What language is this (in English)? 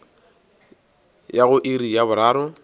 Northern Sotho